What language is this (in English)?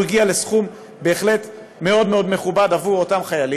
Hebrew